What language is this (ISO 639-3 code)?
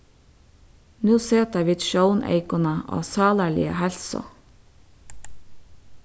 fao